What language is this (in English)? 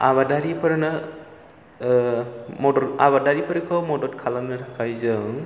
Bodo